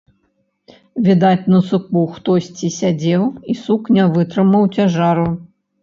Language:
Belarusian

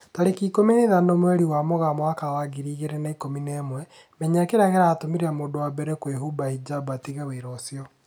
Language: Kikuyu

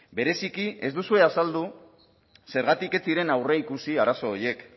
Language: Basque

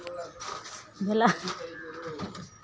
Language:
Maithili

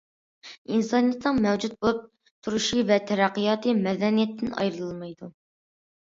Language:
Uyghur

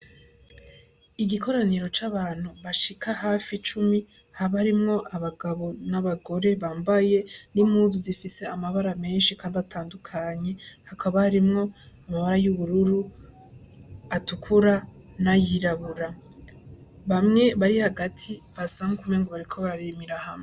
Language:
Rundi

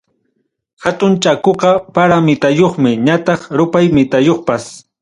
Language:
Ayacucho Quechua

